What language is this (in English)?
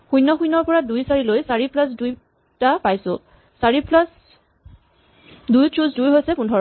Assamese